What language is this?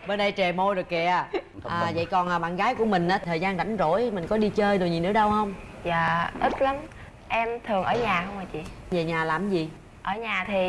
Vietnamese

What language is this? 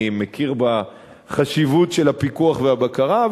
Hebrew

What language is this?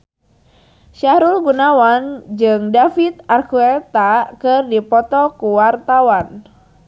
Sundanese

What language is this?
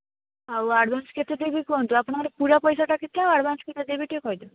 Odia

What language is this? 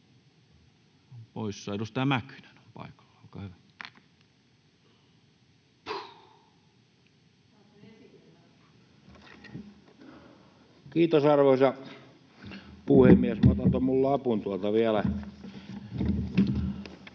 Finnish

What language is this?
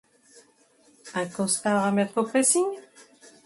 French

